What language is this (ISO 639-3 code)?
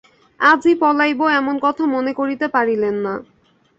ben